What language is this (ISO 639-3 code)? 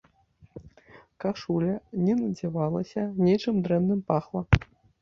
bel